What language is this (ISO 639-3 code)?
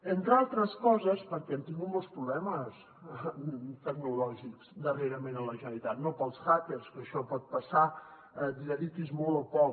cat